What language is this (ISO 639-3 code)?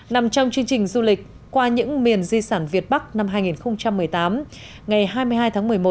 vie